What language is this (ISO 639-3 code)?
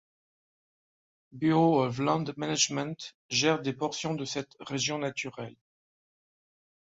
fra